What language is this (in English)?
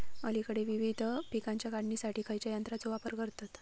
Marathi